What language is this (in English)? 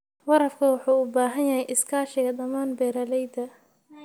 Somali